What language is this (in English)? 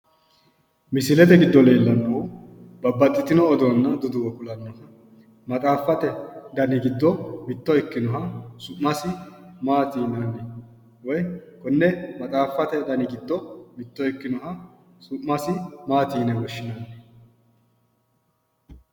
Sidamo